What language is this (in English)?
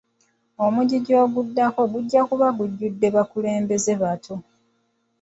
Ganda